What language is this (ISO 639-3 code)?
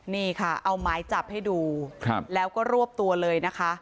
tha